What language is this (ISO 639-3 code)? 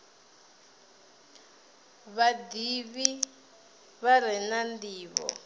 ven